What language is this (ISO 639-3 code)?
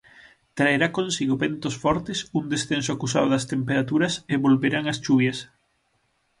glg